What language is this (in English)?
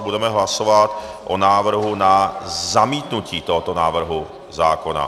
Czech